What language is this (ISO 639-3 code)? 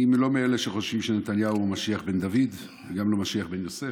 heb